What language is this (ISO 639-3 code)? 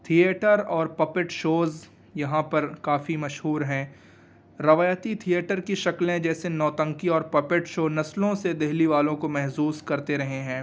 urd